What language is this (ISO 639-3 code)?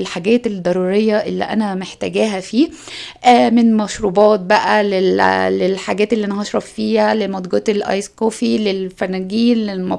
ara